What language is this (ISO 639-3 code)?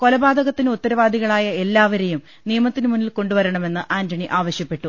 mal